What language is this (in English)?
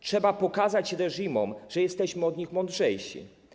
Polish